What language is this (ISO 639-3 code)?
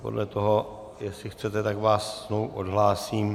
ces